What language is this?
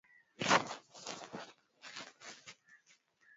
Swahili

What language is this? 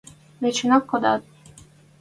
Western Mari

